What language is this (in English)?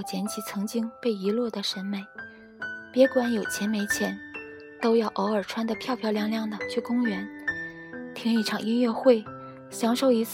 Chinese